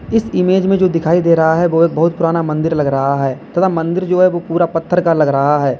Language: Hindi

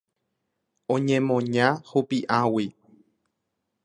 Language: Guarani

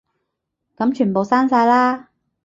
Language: Cantonese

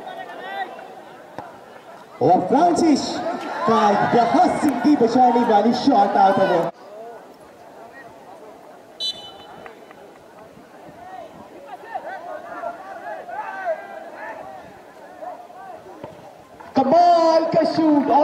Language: Hindi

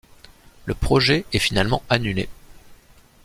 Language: French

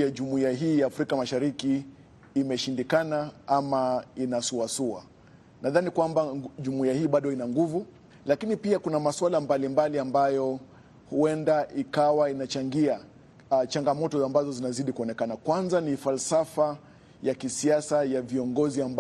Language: Swahili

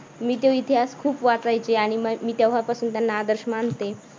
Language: Marathi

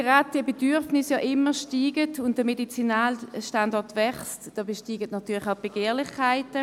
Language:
Swiss German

